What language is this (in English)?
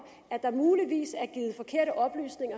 Danish